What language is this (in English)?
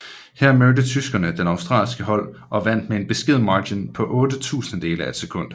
Danish